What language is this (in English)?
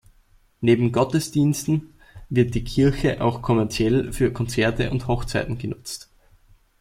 German